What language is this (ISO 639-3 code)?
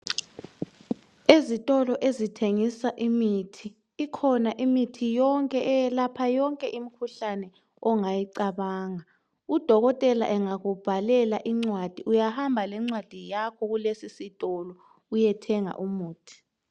nde